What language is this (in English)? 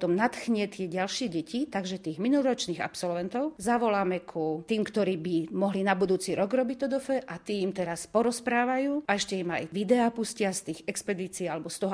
Slovak